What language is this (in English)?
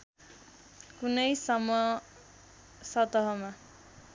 Nepali